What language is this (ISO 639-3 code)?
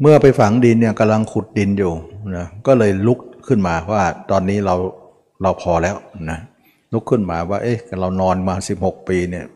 tha